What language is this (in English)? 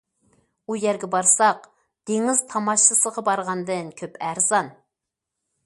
Uyghur